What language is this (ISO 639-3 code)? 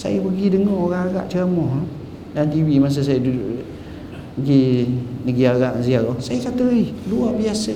msa